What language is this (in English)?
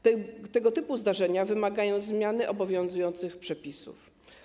Polish